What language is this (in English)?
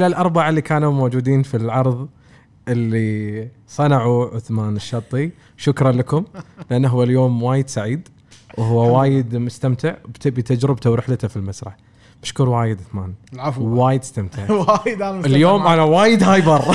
Arabic